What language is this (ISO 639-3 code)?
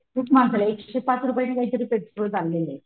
mar